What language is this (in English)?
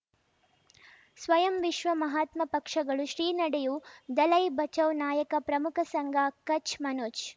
Kannada